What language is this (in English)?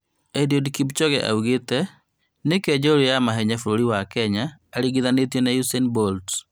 Kikuyu